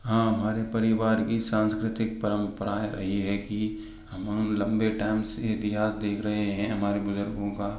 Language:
Hindi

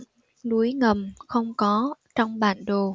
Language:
Vietnamese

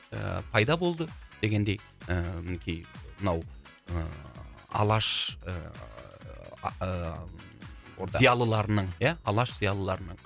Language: Kazakh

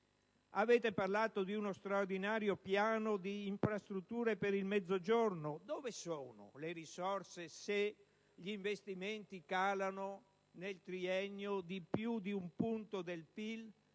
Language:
Italian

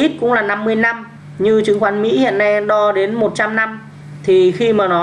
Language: Vietnamese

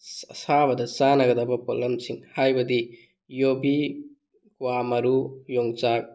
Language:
Manipuri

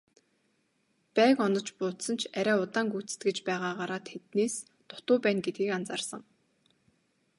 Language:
Mongolian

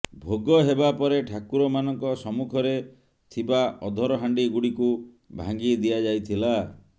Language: Odia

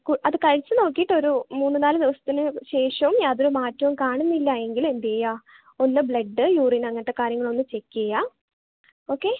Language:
Malayalam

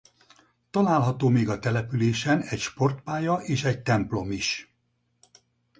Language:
Hungarian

